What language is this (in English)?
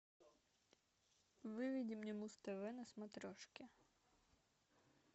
Russian